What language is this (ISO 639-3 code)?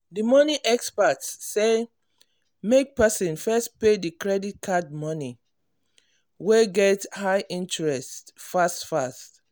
pcm